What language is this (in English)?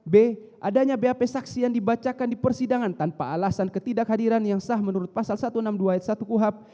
Indonesian